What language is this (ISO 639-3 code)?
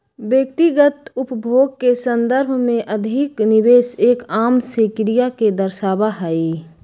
mag